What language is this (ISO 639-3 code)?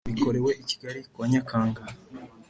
kin